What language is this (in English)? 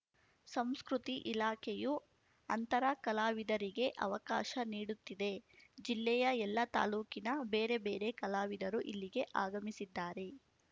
Kannada